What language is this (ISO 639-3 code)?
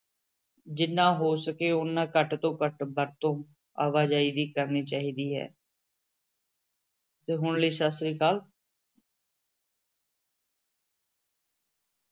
pan